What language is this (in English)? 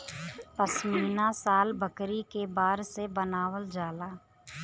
Bhojpuri